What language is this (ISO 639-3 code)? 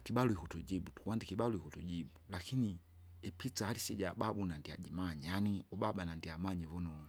zga